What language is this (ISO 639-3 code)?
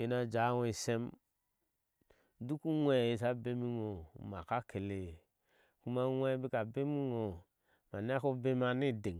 ahs